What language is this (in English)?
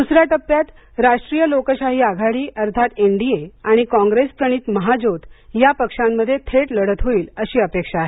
Marathi